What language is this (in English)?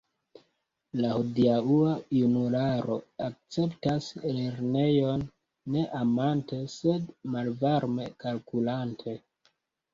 Esperanto